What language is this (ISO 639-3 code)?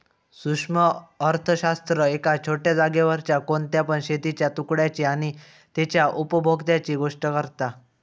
mar